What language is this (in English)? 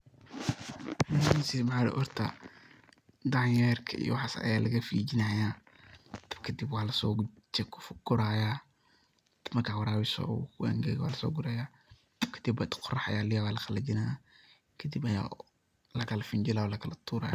Somali